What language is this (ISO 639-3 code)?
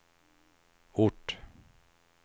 swe